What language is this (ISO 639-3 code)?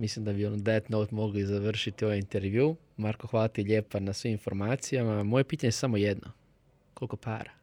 hrv